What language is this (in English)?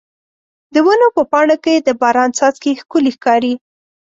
Pashto